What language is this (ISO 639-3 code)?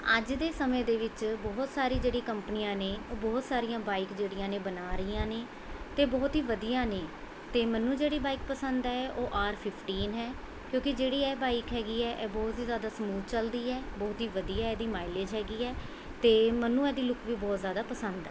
pan